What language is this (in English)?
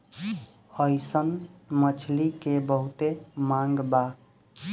Bhojpuri